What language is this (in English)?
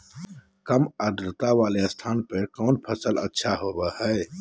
Magahi